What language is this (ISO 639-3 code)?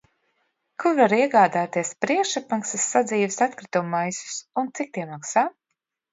lav